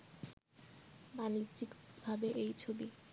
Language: Bangla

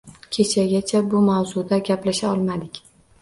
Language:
Uzbek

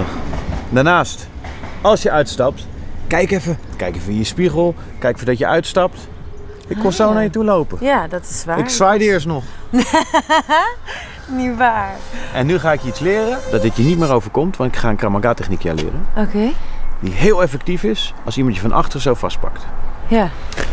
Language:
Dutch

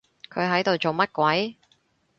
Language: Cantonese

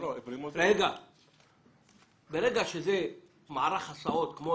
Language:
Hebrew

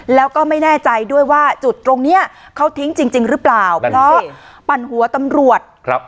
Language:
Thai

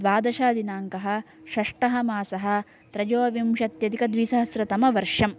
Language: Sanskrit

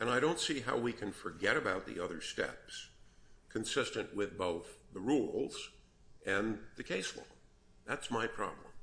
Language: English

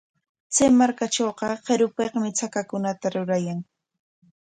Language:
Corongo Ancash Quechua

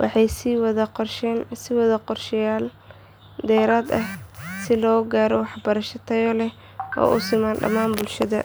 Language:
Somali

